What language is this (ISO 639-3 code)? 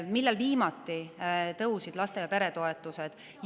est